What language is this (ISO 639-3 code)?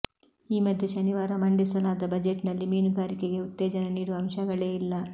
kan